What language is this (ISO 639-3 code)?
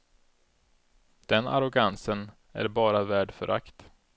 swe